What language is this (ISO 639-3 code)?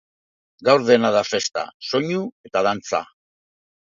eus